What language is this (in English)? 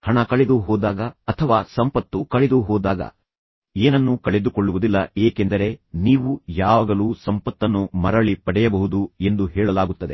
Kannada